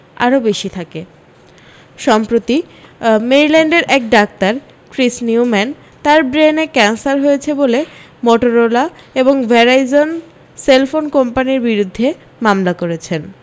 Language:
Bangla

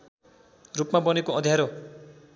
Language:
Nepali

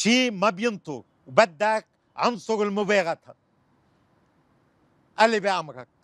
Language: Arabic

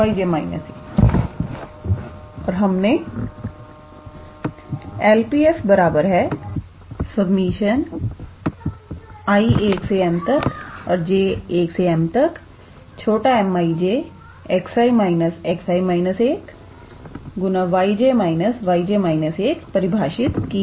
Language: Hindi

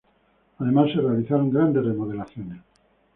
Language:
Spanish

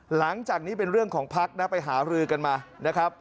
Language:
Thai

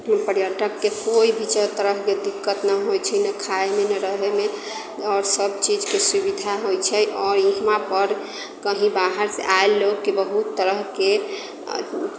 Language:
Maithili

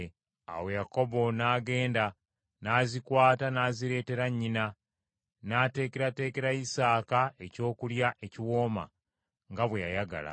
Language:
Ganda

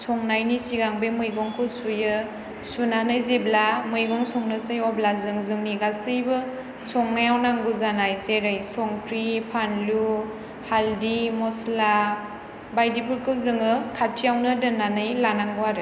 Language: Bodo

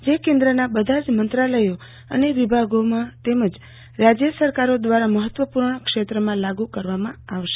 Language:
Gujarati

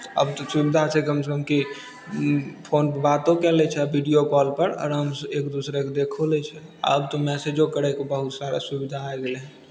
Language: Maithili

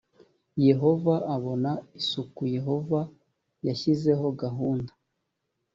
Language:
Kinyarwanda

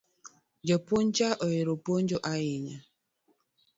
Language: Luo (Kenya and Tanzania)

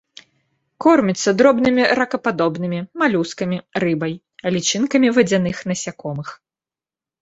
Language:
Belarusian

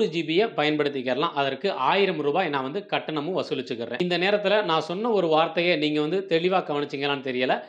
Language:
Arabic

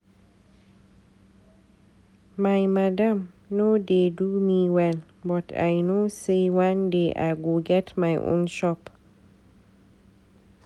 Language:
Nigerian Pidgin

